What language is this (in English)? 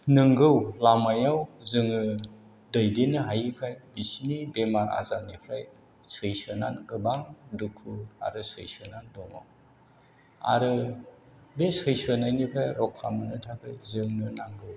Bodo